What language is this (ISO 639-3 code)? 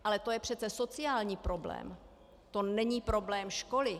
ces